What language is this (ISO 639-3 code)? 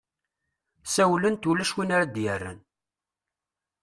kab